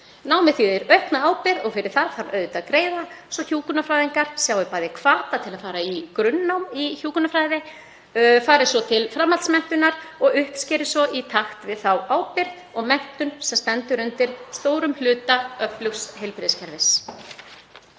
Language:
Icelandic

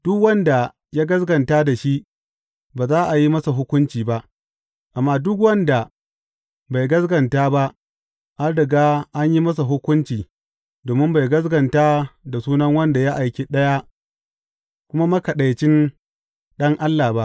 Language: Hausa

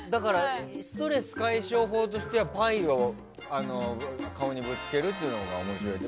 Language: Japanese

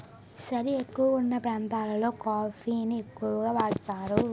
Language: Telugu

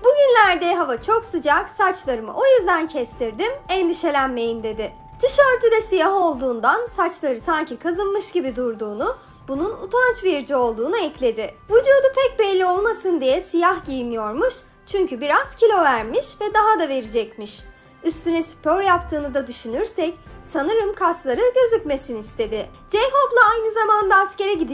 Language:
Turkish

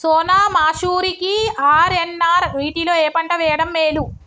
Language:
Telugu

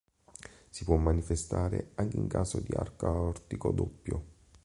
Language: Italian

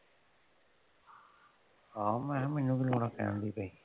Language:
Punjabi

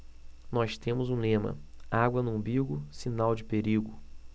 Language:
Portuguese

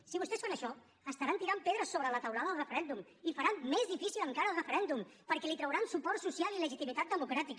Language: Catalan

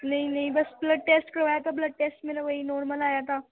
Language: Urdu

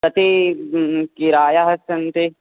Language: Sanskrit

